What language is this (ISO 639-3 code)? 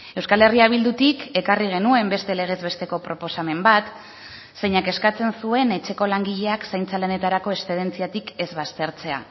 eus